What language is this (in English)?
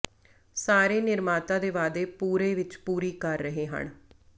Punjabi